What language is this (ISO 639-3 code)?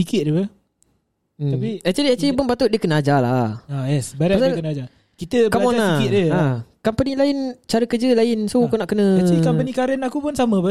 msa